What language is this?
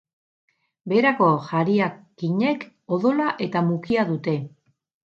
Basque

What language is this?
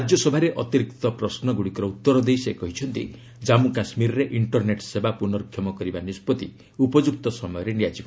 Odia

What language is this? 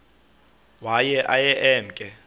Xhosa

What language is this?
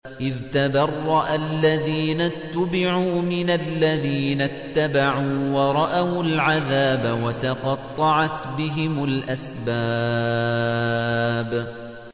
Arabic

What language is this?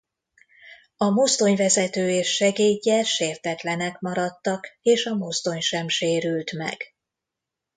Hungarian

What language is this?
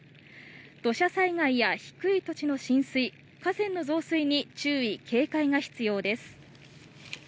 Japanese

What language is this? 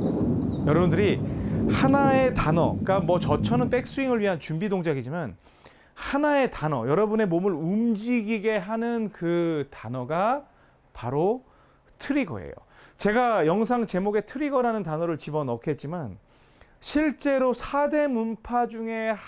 Korean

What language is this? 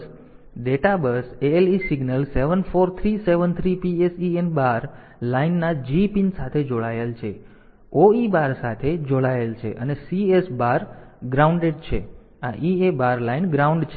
Gujarati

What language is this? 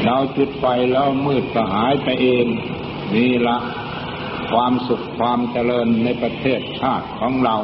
Thai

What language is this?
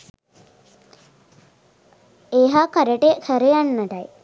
Sinhala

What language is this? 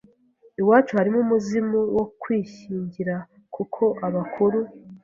Kinyarwanda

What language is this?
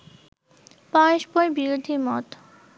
Bangla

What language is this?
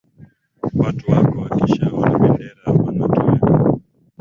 Swahili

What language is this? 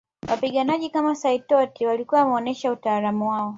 Swahili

